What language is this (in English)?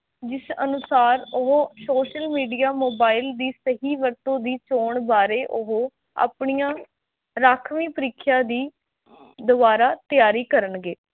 Punjabi